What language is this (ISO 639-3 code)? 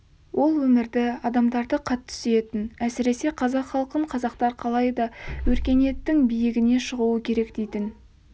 kaz